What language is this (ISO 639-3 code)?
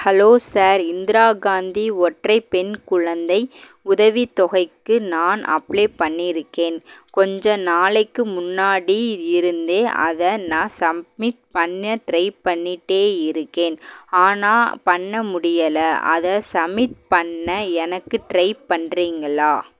tam